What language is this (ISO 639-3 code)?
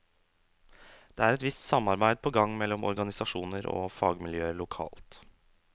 nor